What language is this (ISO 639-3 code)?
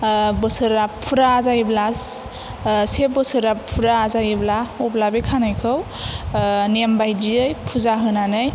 brx